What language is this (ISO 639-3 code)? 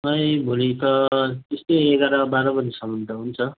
nep